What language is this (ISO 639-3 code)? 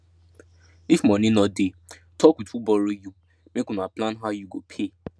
pcm